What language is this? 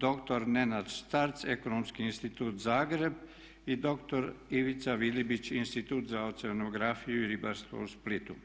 Croatian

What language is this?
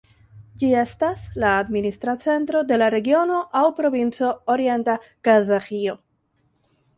Esperanto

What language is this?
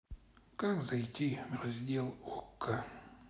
Russian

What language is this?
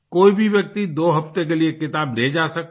Hindi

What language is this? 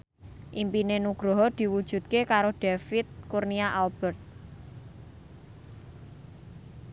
Javanese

